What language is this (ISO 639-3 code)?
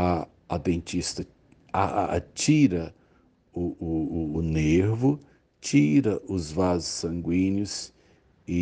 por